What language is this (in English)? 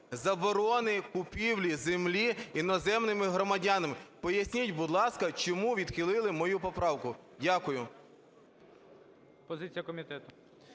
Ukrainian